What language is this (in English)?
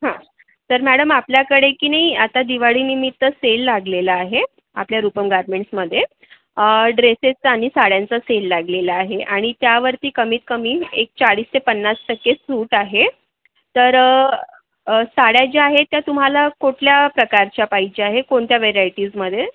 Marathi